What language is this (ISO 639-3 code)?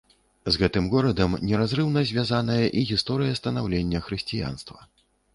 bel